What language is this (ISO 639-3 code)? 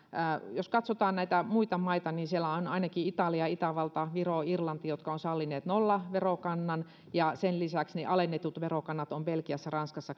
fin